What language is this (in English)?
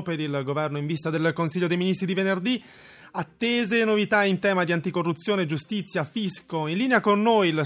Italian